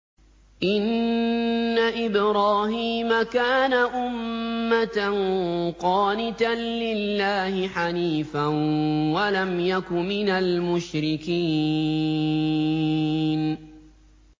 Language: Arabic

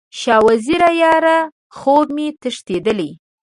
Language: Pashto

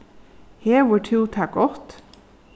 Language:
Faroese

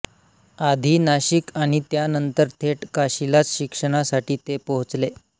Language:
Marathi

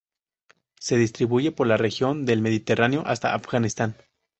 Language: Spanish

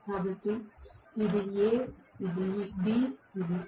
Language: Telugu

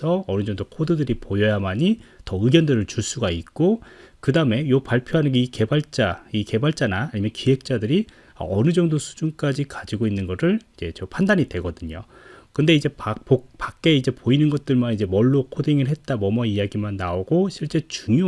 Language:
Korean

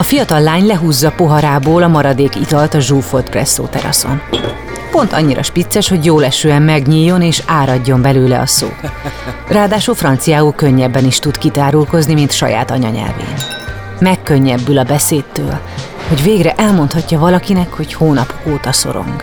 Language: Hungarian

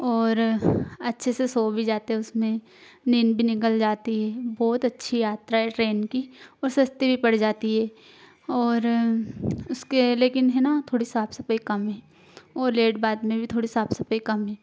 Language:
Hindi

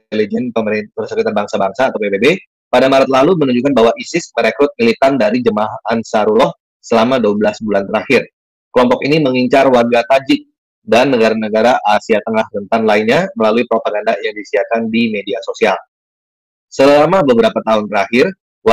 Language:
Indonesian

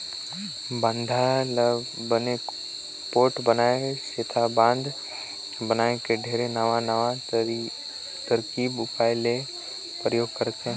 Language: Chhattisgarhi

